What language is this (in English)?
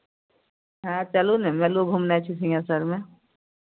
Maithili